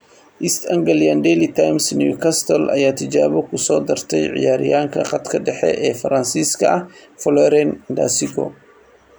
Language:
Somali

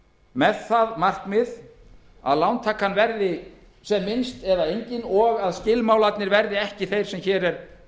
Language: Icelandic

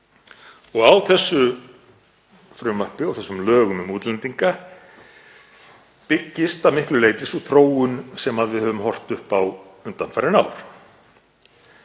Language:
Icelandic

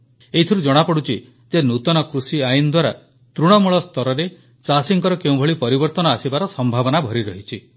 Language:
Odia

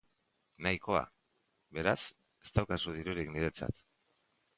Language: Basque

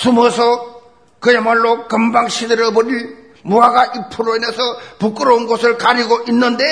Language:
Korean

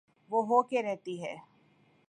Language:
Urdu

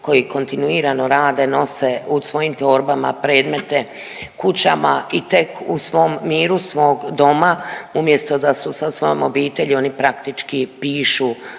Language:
Croatian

